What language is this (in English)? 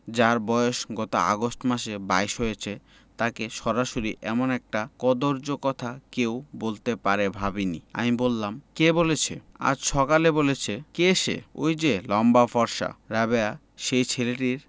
Bangla